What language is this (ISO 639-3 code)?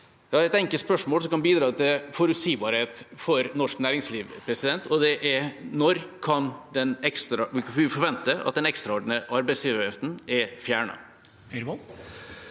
nor